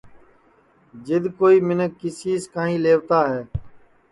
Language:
Sansi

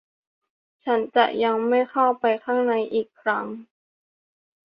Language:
Thai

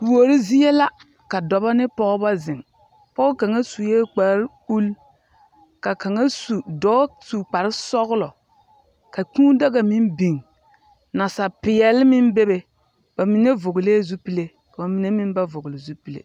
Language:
Southern Dagaare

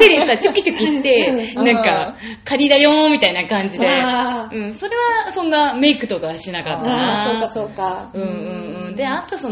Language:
Japanese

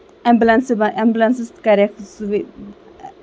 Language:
Kashmiri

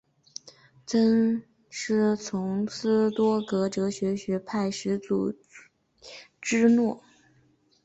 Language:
Chinese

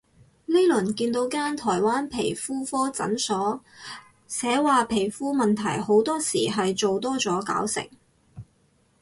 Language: Cantonese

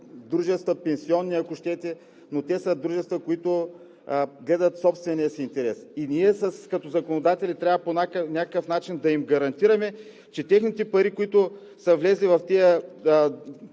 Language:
Bulgarian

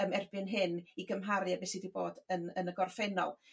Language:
Welsh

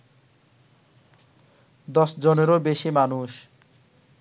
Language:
Bangla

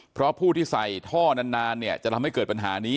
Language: Thai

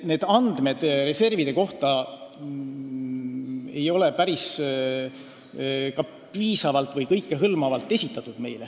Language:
Estonian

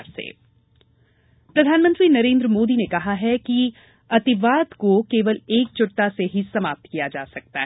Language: Hindi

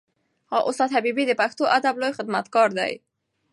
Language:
Pashto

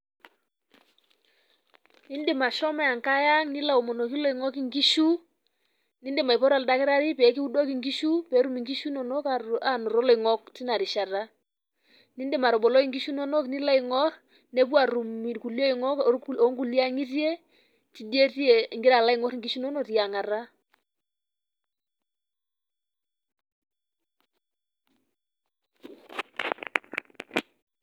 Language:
Masai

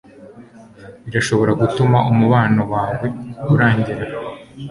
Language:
Kinyarwanda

